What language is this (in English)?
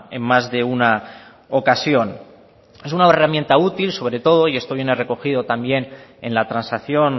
Spanish